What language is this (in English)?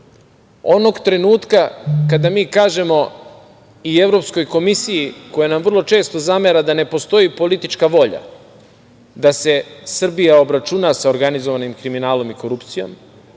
Serbian